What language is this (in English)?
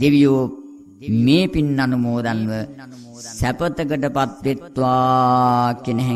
Romanian